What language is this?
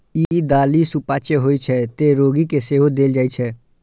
Maithili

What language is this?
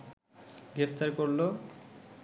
Bangla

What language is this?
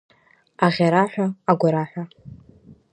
Abkhazian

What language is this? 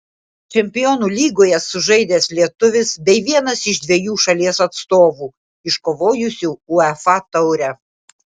Lithuanian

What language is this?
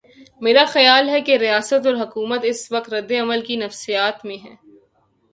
Urdu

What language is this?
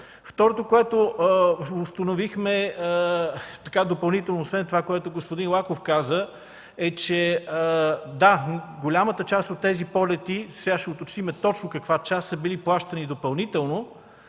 Bulgarian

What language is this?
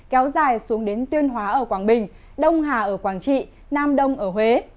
Vietnamese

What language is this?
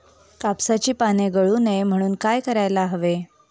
Marathi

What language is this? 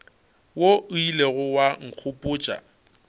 Northern Sotho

